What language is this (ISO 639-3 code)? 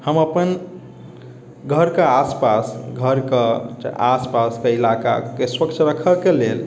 mai